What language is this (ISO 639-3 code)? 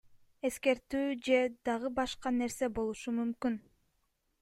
kir